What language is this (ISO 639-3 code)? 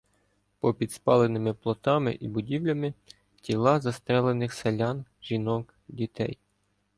ukr